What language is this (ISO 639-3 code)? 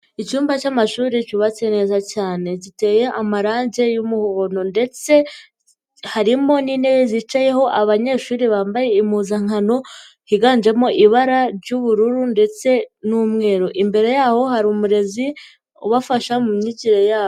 kin